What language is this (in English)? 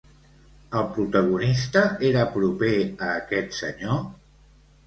Catalan